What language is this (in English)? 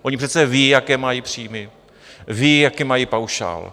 Czech